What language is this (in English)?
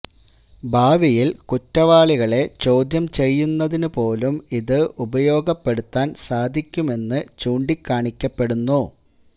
Malayalam